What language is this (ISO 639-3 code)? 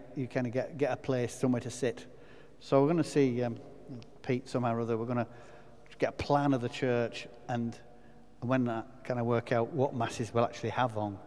eng